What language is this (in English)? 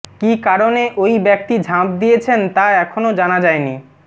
Bangla